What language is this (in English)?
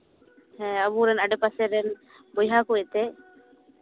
Santali